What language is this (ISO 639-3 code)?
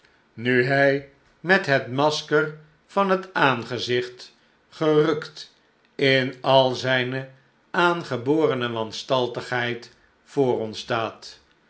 nld